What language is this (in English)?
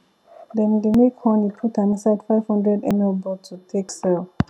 Nigerian Pidgin